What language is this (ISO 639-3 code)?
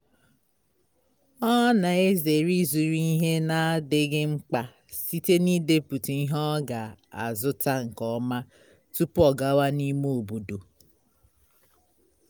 ibo